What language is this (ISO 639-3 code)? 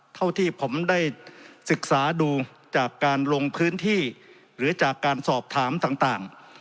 tha